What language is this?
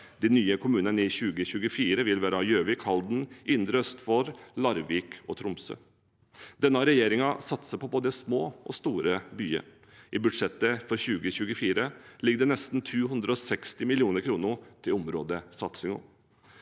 Norwegian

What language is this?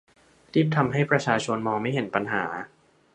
Thai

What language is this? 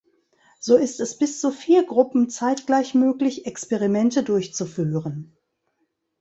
German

